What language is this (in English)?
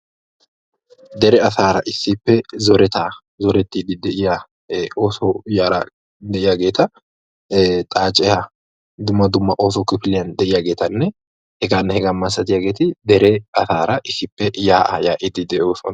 Wolaytta